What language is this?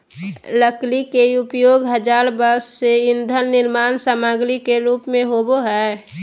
Magahi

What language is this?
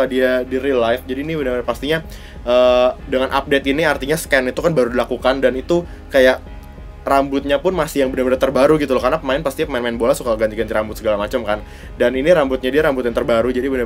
Indonesian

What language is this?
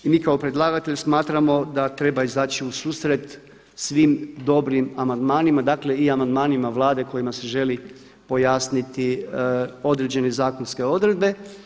Croatian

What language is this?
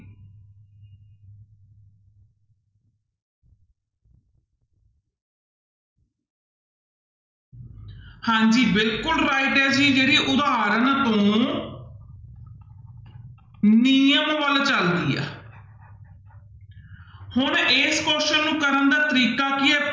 Punjabi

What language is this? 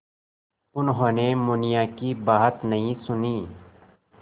Hindi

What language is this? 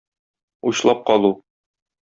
Tatar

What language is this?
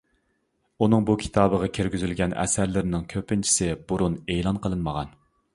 Uyghur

